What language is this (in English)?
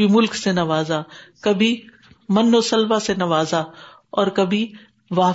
Urdu